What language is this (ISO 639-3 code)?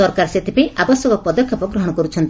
ori